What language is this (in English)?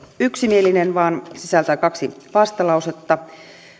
Finnish